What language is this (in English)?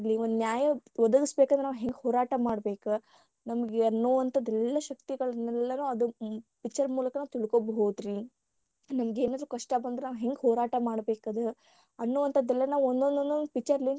Kannada